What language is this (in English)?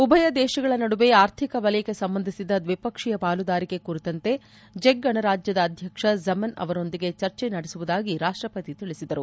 Kannada